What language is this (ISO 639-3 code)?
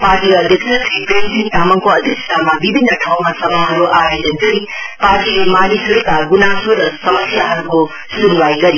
nep